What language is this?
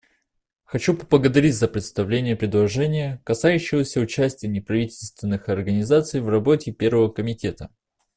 Russian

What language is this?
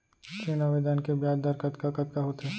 Chhattisgarhi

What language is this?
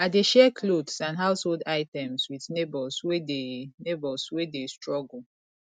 Nigerian Pidgin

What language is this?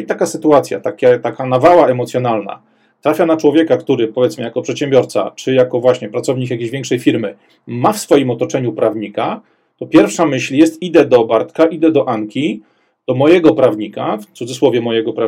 Polish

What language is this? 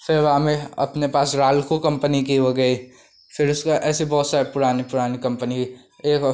Hindi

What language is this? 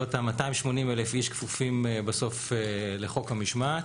Hebrew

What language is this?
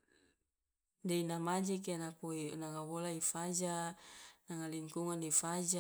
Loloda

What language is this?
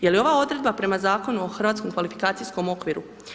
Croatian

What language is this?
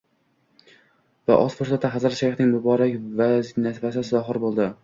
Uzbek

